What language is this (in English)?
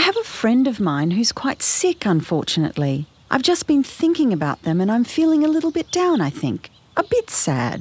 English